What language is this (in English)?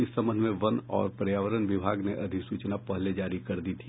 Hindi